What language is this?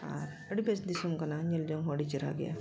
Santali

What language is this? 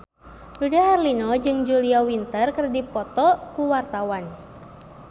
Sundanese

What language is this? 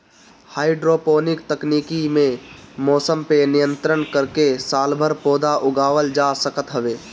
Bhojpuri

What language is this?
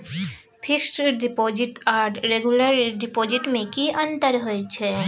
Maithili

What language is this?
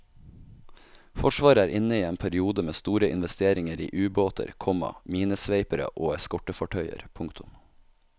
Norwegian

